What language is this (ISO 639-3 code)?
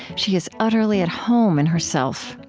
eng